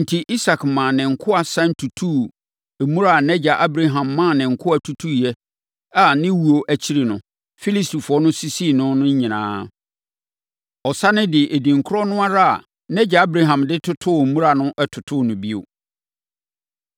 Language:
Akan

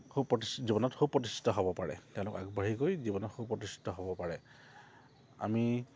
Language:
Assamese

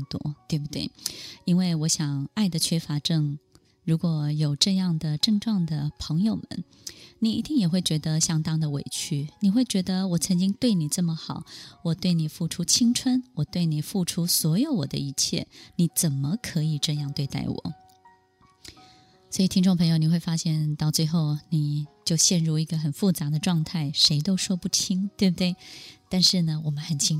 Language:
Chinese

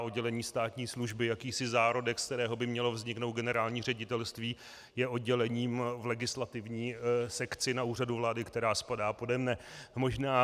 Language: Czech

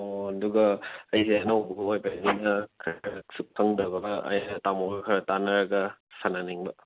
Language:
Manipuri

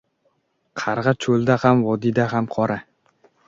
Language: Uzbek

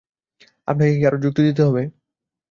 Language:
Bangla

